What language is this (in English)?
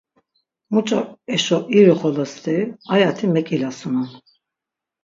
Laz